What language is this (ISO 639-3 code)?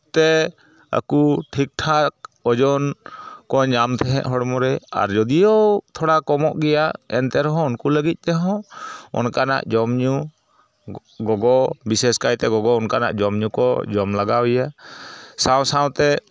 sat